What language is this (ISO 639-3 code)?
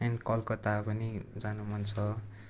nep